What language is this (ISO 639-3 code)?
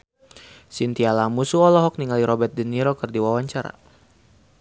sun